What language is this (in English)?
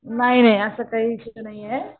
Marathi